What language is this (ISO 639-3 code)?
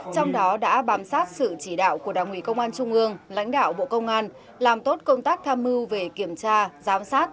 vie